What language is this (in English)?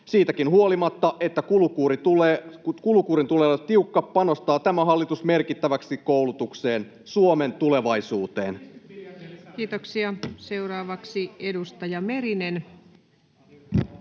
Finnish